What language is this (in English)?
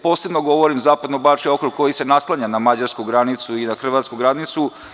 Serbian